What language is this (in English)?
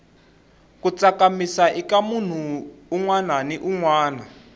Tsonga